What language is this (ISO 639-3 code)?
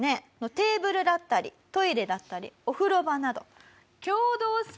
jpn